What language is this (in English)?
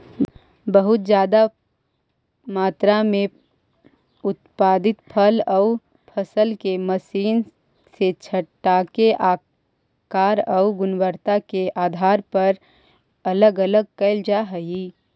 Magahi